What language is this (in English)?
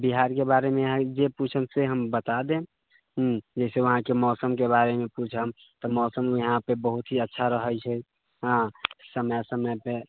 Maithili